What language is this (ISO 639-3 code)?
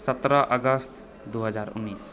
mai